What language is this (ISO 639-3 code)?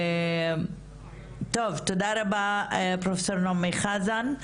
heb